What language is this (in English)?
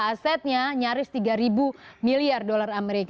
Indonesian